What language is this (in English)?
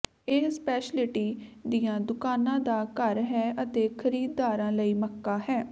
Punjabi